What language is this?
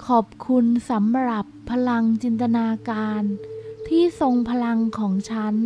Thai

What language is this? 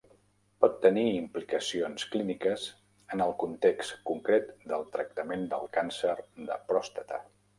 Catalan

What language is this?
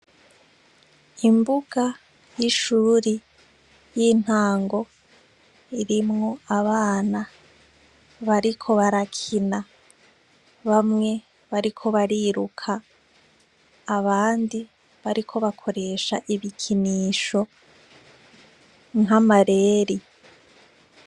Rundi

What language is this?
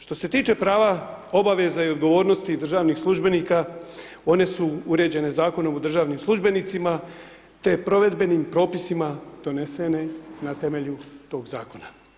Croatian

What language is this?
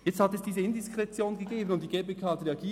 Swiss German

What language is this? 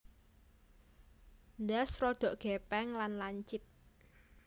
Javanese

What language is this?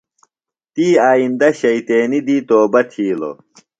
Phalura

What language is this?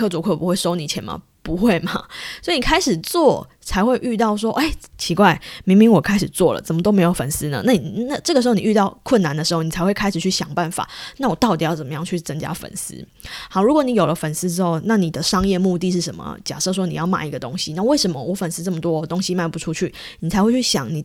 Chinese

